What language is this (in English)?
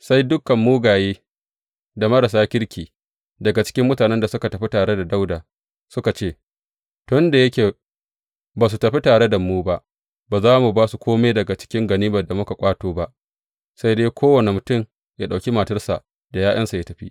Hausa